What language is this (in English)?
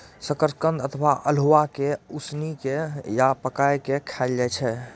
Maithili